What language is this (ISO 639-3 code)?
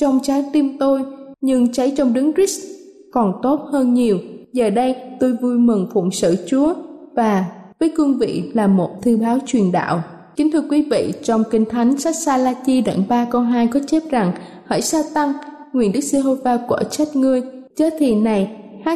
vie